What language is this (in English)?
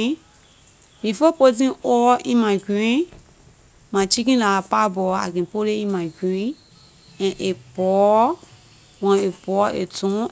Liberian English